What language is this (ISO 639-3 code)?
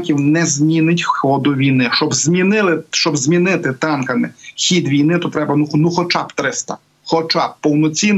ukr